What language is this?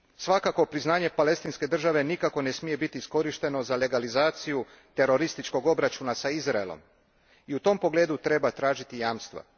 Croatian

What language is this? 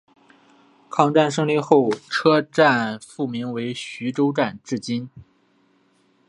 Chinese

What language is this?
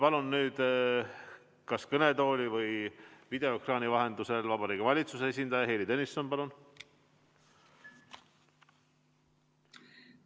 Estonian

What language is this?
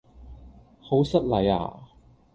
Cantonese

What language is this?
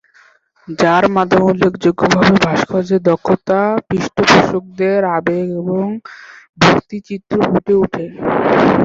Bangla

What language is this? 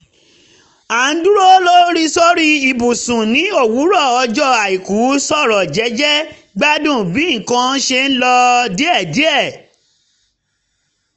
Yoruba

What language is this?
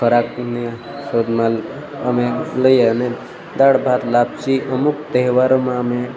Gujarati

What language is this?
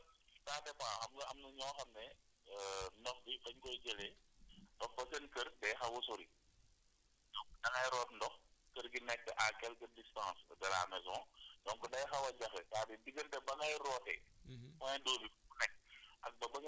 Wolof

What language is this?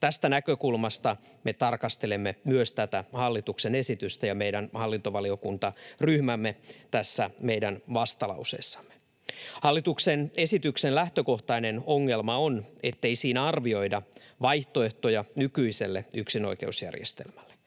Finnish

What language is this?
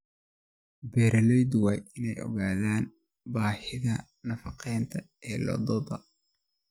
Somali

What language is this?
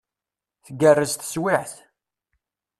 Kabyle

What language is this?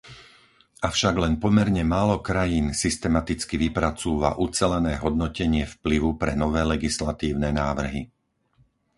Slovak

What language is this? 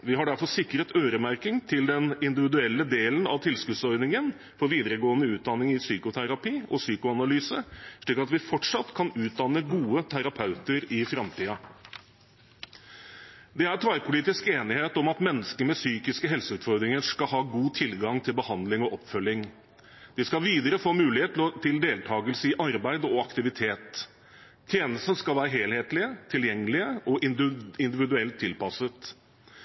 Norwegian Bokmål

